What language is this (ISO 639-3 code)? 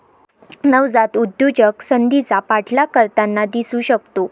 mar